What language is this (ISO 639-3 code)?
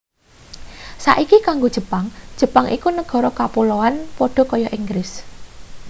jav